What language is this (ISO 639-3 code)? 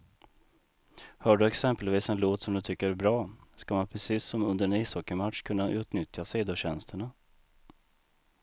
swe